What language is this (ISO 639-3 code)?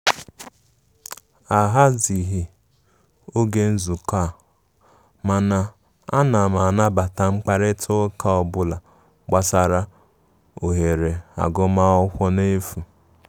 ibo